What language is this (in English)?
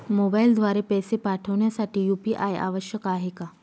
Marathi